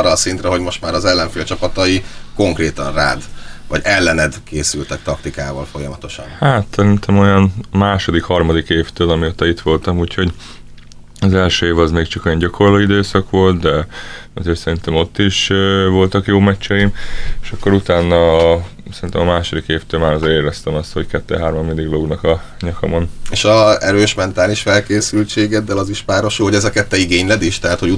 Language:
Hungarian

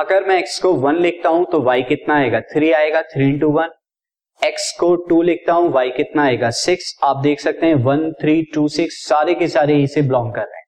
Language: Hindi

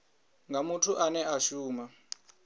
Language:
Venda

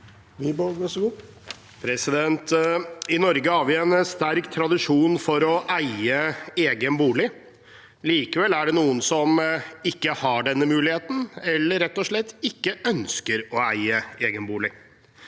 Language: Norwegian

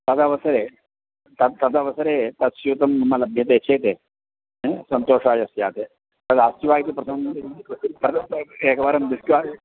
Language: Sanskrit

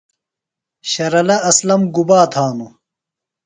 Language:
Phalura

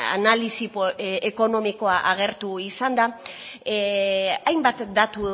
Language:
Basque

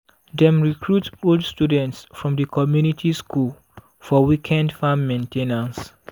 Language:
Nigerian Pidgin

